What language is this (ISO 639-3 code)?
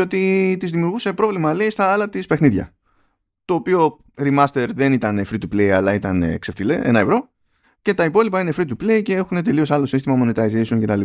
ell